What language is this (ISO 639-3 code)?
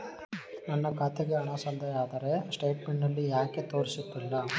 kan